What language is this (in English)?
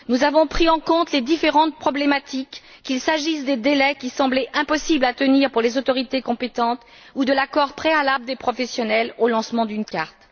French